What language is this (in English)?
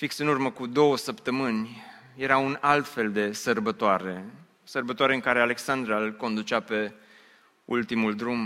Romanian